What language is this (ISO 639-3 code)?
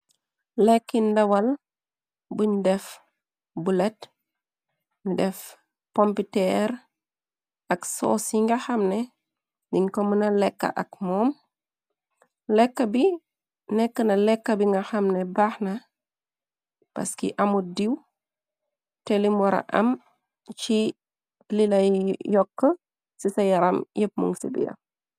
wol